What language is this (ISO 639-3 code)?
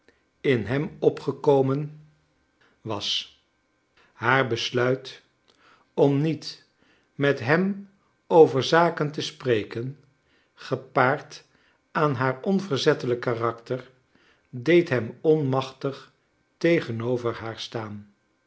nld